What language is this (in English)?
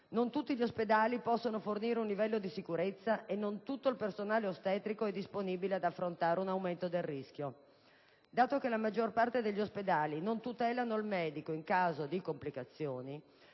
Italian